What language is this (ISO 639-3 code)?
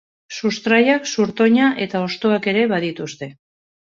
eus